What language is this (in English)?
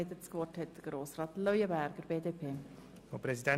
Swiss German